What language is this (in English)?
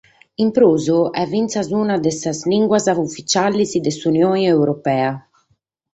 Sardinian